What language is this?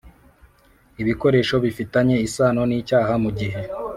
Kinyarwanda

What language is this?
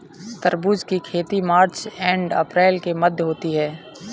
Hindi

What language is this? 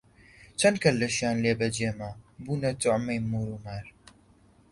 Central Kurdish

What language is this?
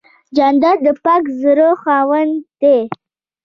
Pashto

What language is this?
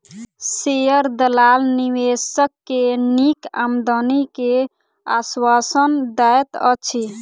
Maithili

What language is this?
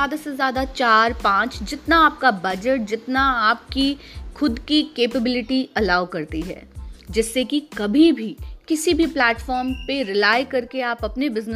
Hindi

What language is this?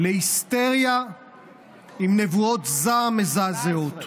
Hebrew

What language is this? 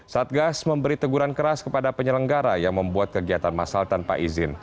Indonesian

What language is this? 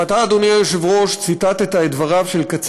Hebrew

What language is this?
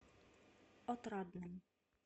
Russian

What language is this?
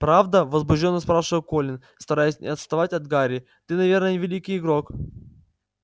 Russian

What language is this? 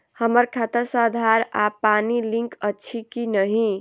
Maithili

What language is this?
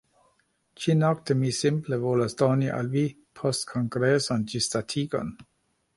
Esperanto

